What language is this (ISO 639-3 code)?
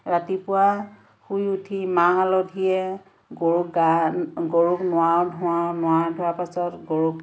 asm